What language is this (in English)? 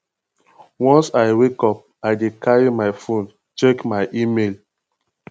Nigerian Pidgin